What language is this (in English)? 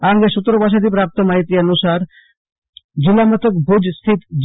Gujarati